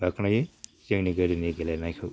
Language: Bodo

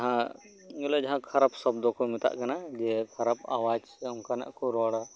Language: Santali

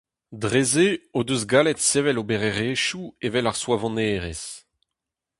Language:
Breton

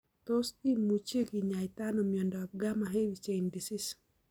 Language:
Kalenjin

